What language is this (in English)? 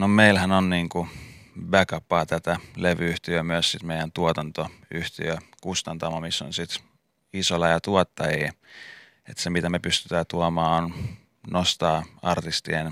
Finnish